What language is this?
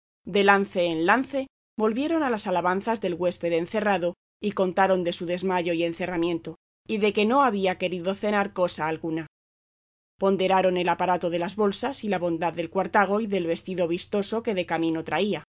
Spanish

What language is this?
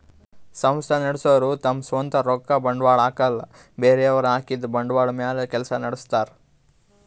Kannada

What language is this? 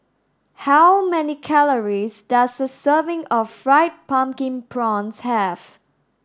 English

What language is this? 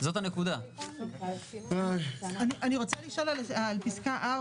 Hebrew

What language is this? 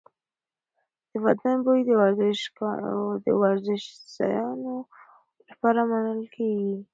Pashto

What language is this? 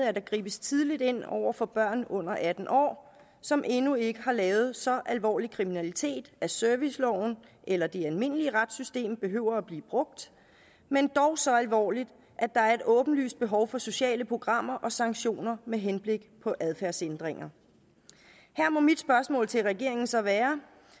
Danish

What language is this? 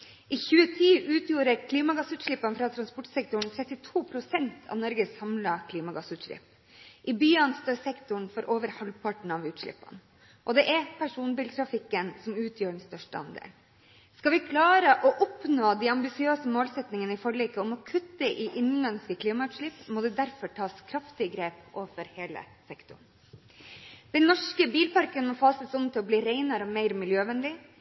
Norwegian Bokmål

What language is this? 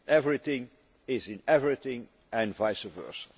English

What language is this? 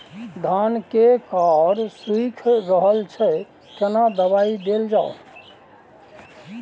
Maithili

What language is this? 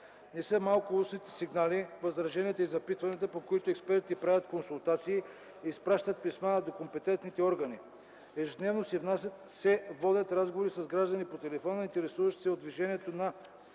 Bulgarian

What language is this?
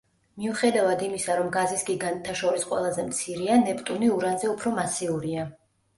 Georgian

